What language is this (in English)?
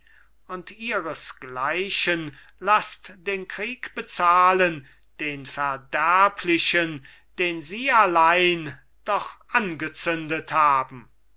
German